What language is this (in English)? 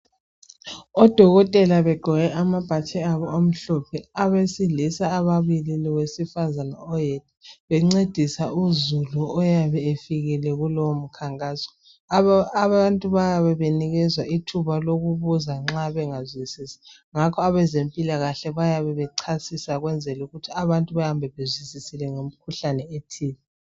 North Ndebele